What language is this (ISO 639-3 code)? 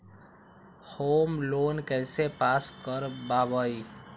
mag